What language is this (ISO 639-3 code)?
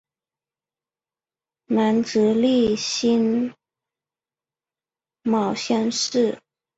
zho